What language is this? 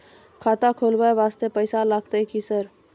Maithili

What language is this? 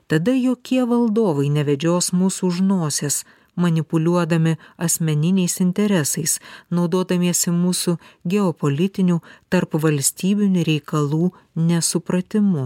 Lithuanian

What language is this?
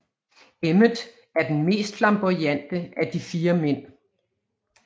Danish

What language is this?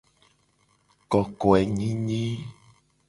Gen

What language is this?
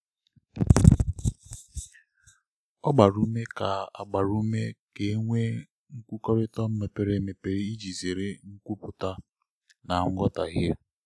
Igbo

